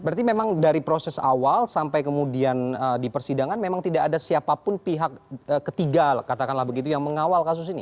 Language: Indonesian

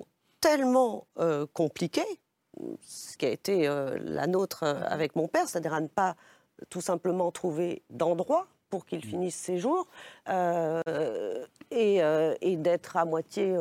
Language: French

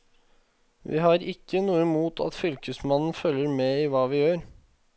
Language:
Norwegian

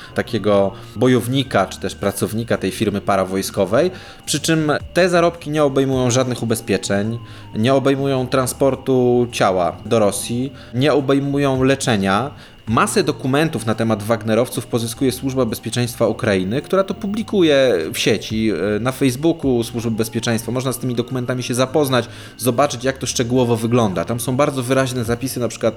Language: Polish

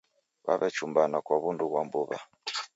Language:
Taita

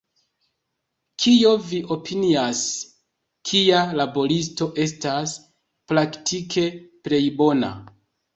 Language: Esperanto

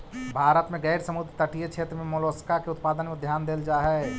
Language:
Magahi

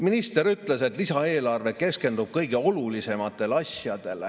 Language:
Estonian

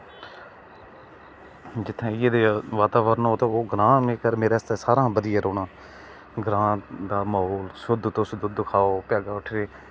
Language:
Dogri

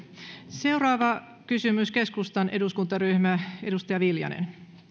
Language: Finnish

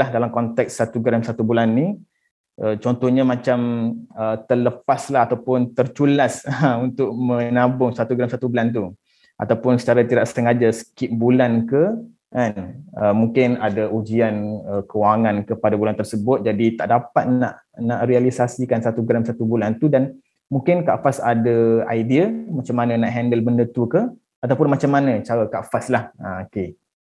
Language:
Malay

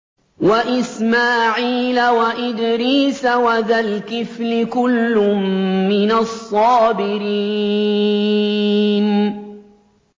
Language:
Arabic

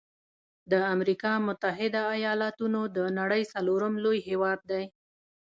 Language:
Pashto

